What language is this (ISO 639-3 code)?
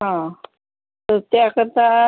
mar